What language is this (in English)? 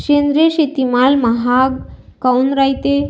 Marathi